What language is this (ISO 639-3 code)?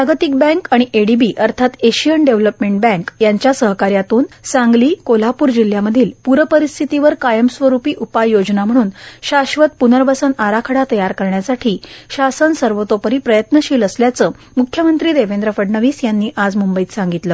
mar